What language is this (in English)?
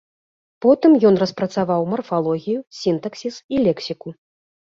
Belarusian